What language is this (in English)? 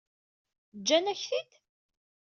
Kabyle